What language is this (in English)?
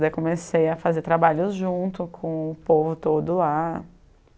Portuguese